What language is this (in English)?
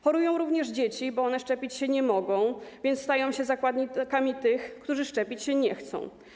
Polish